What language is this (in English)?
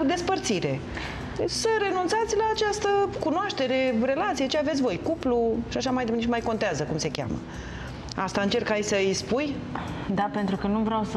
Romanian